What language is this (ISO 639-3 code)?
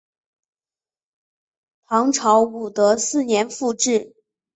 zho